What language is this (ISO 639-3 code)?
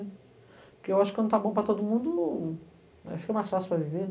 por